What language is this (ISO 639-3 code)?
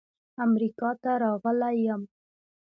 pus